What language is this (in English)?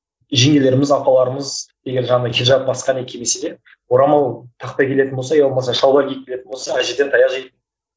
Kazakh